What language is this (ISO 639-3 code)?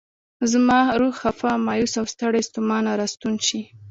pus